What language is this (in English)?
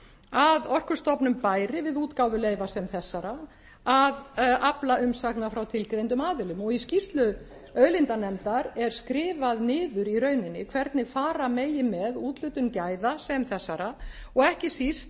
Icelandic